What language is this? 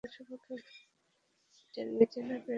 Bangla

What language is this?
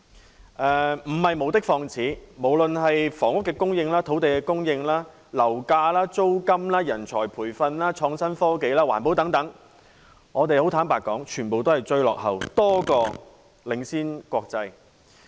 Cantonese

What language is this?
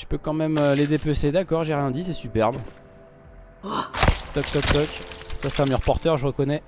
French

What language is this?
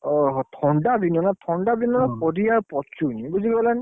Odia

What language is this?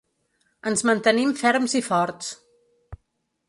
Catalan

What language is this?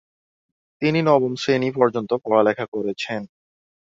Bangla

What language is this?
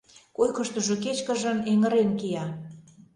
Mari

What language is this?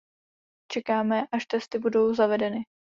Czech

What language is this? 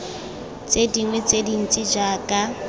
Tswana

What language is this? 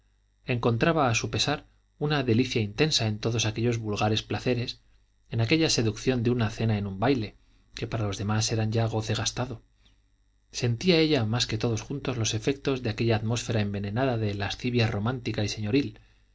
Spanish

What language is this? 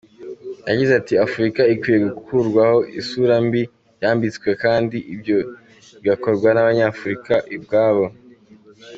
Kinyarwanda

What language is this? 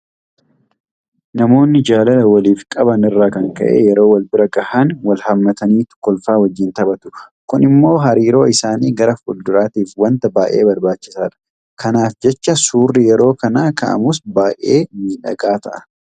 Oromo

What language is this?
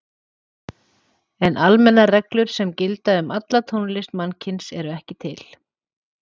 Icelandic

